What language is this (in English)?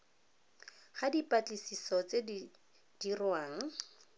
Tswana